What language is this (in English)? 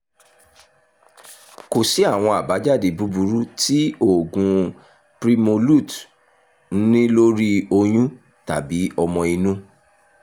Yoruba